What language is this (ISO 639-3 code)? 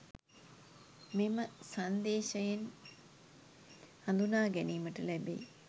sin